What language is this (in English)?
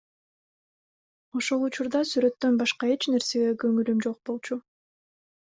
Kyrgyz